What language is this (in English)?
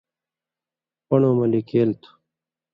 Indus Kohistani